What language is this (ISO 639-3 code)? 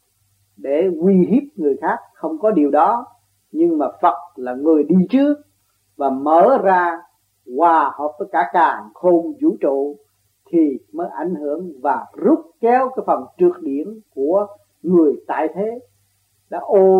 vie